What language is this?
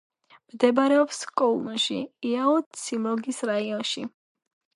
Georgian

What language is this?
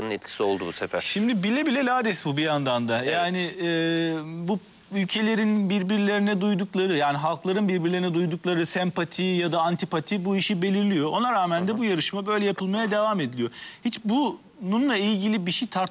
Turkish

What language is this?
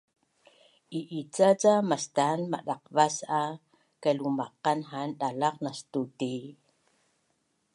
Bunun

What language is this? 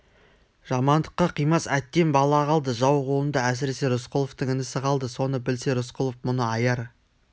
Kazakh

